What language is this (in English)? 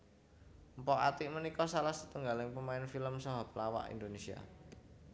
Javanese